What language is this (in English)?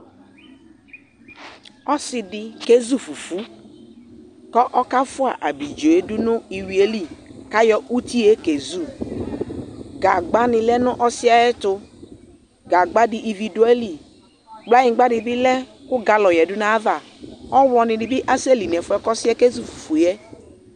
Ikposo